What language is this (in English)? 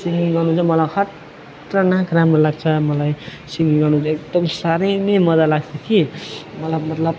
Nepali